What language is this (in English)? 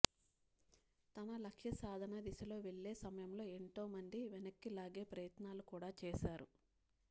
Telugu